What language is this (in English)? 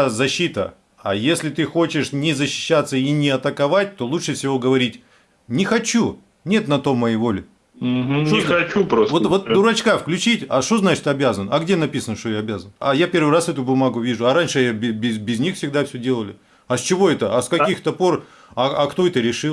Russian